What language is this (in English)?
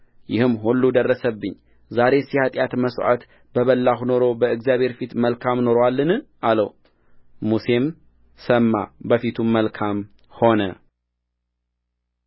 Amharic